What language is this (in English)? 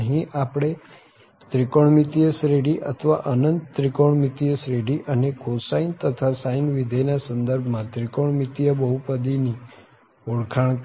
Gujarati